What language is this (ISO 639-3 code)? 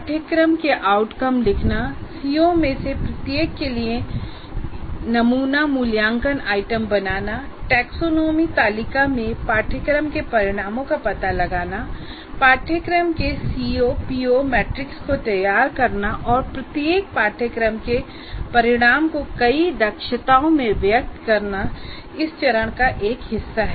hin